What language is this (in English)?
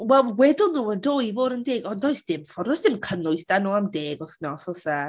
Welsh